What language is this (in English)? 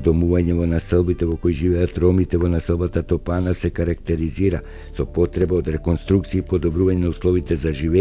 Macedonian